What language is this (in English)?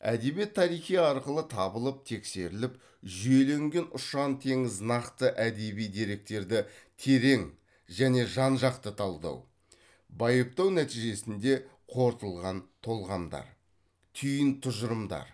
Kazakh